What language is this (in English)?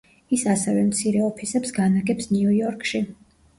Georgian